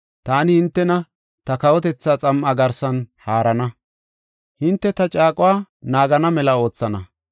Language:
Gofa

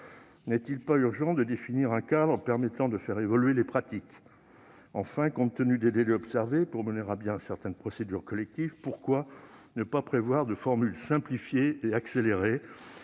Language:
French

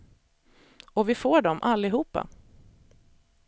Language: Swedish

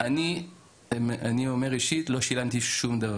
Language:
Hebrew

